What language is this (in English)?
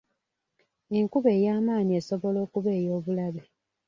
Ganda